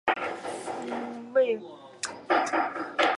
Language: Chinese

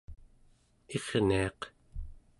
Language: Central Yupik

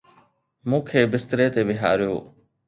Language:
Sindhi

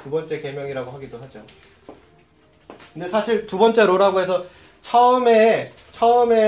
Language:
Korean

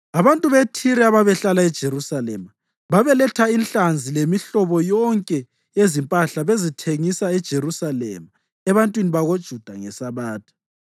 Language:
North Ndebele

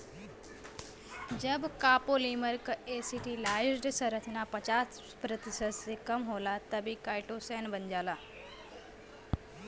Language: Bhojpuri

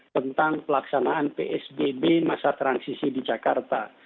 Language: Indonesian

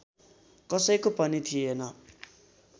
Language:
Nepali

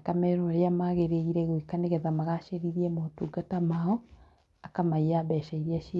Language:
Kikuyu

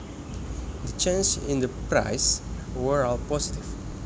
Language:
Javanese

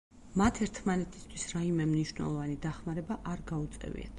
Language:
Georgian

